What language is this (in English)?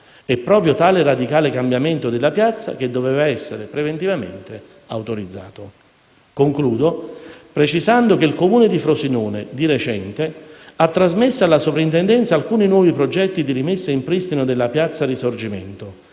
Italian